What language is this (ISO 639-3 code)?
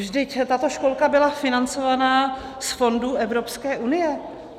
ces